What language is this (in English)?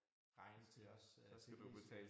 Danish